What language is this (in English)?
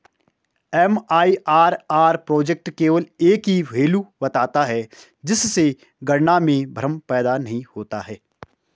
Hindi